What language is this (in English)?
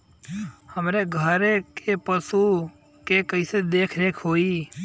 Bhojpuri